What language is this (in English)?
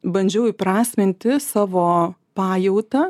Lithuanian